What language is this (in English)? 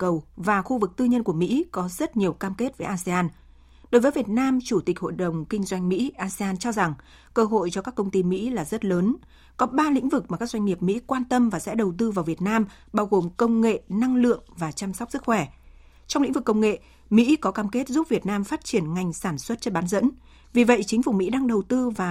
Vietnamese